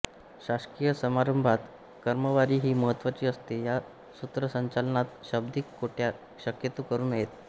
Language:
Marathi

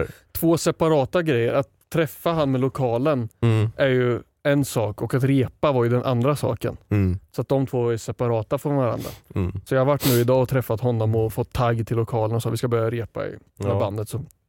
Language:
Swedish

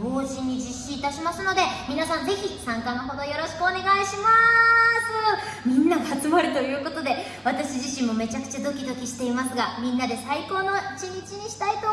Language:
Japanese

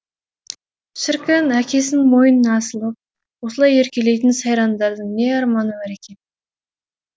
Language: Kazakh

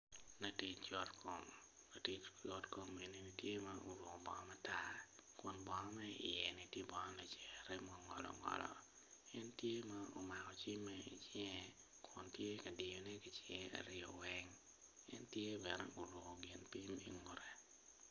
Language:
Acoli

